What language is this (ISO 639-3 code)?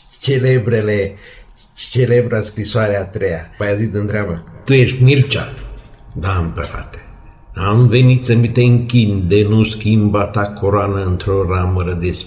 ron